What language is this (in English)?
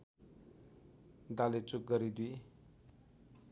Nepali